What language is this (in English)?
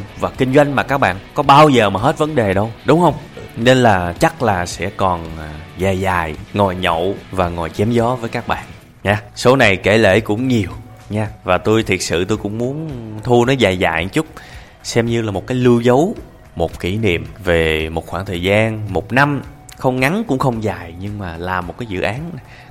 Vietnamese